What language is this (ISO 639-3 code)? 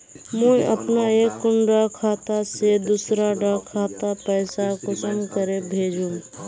mag